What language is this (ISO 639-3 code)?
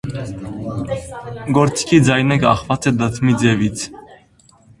hye